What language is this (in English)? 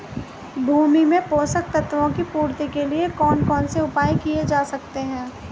Hindi